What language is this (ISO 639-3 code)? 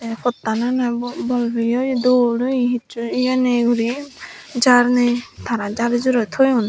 ccp